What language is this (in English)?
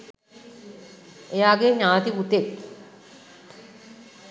Sinhala